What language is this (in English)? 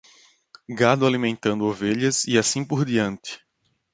Portuguese